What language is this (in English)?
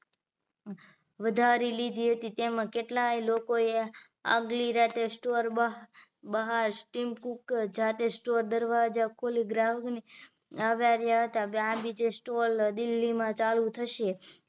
Gujarati